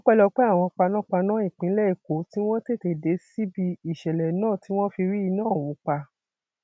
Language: Yoruba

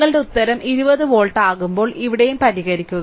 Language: Malayalam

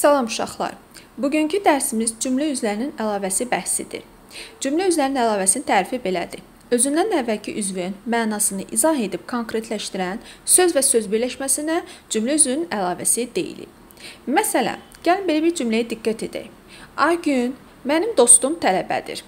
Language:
Turkish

